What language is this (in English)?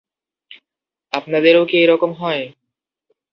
Bangla